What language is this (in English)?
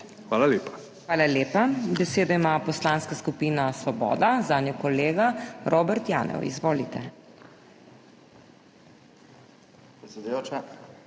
Slovenian